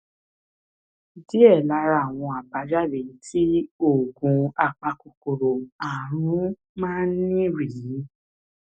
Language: Yoruba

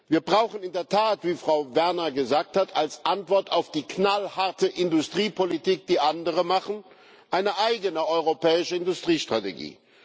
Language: German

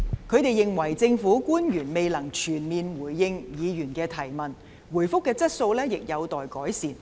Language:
Cantonese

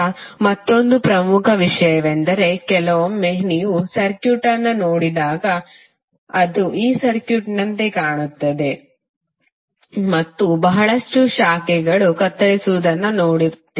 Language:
Kannada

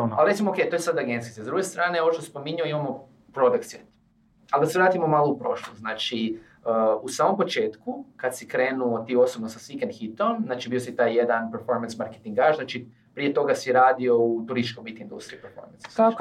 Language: Croatian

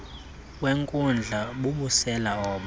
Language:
Xhosa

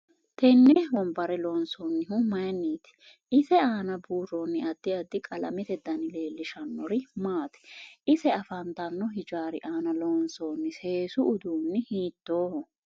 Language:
Sidamo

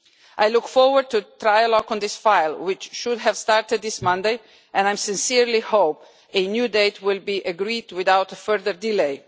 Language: English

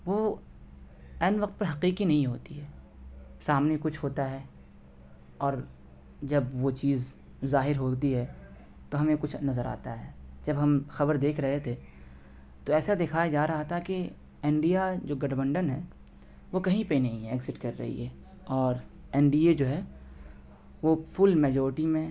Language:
Urdu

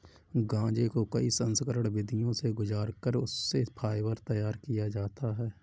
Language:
Hindi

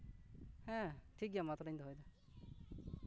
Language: Santali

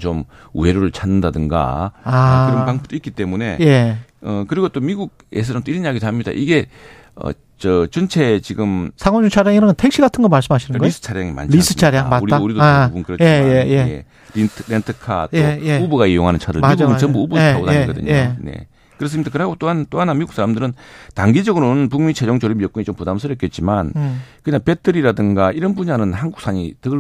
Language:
Korean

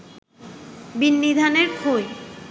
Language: Bangla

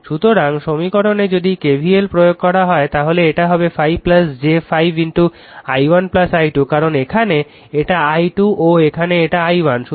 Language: Bangla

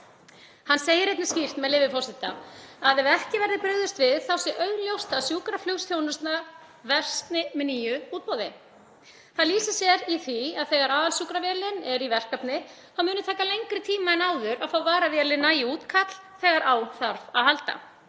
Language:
Icelandic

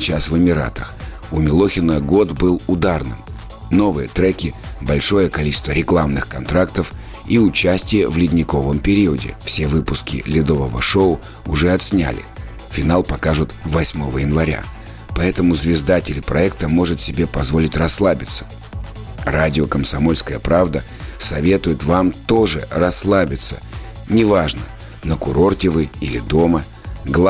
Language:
Russian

